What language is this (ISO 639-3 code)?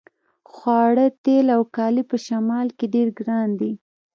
pus